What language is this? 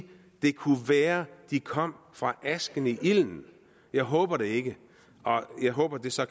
Danish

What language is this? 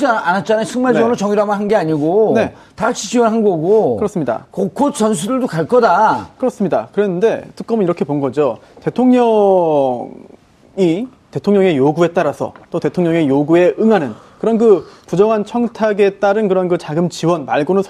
Korean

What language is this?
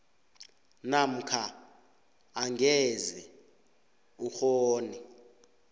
South Ndebele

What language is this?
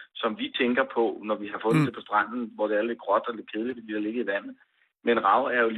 Danish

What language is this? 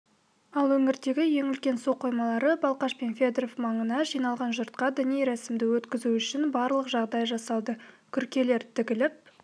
Kazakh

